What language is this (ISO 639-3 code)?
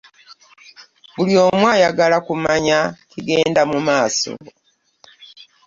lug